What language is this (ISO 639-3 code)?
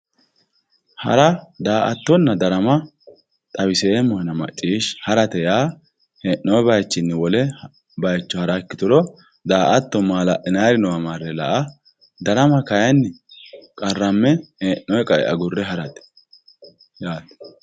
sid